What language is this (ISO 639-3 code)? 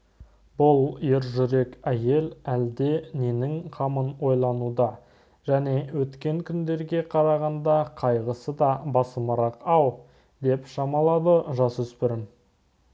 kaz